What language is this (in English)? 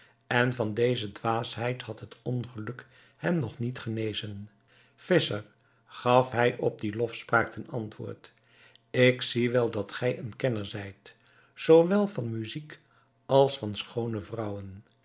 Dutch